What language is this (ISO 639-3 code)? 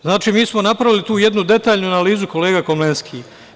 srp